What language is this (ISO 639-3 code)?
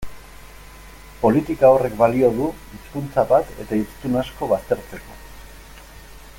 eus